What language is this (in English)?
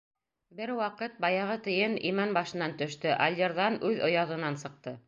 Bashkir